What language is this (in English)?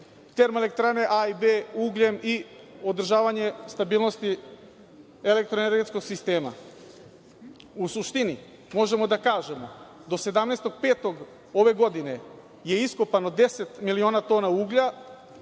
Serbian